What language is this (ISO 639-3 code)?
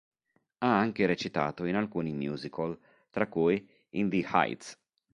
ita